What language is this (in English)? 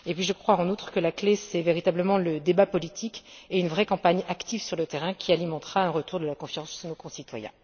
French